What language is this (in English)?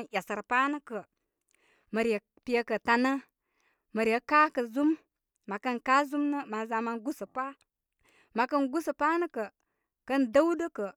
Koma